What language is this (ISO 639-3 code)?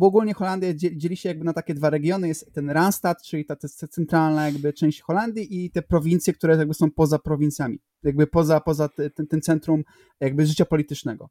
pol